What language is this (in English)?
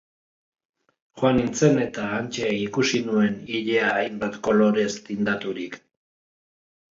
Basque